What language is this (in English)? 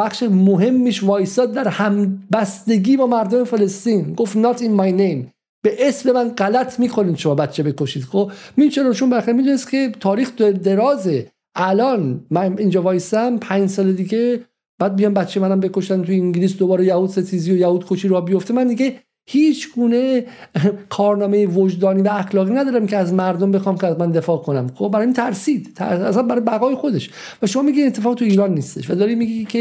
Persian